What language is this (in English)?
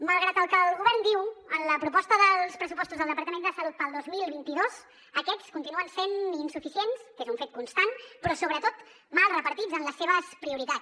Catalan